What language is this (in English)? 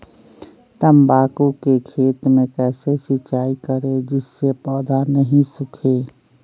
Magahi